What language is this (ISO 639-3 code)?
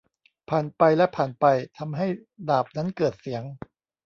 tha